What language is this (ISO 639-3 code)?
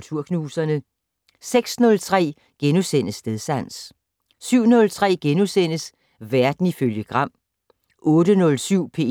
dan